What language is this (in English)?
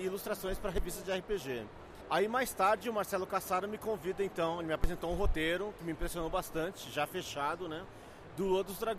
Portuguese